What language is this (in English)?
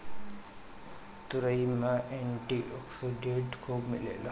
Bhojpuri